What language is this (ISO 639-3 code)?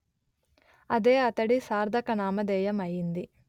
tel